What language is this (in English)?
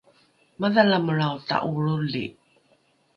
Rukai